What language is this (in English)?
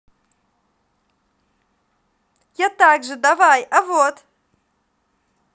Russian